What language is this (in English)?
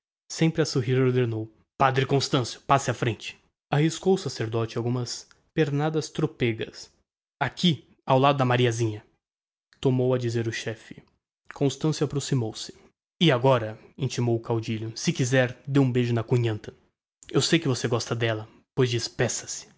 Portuguese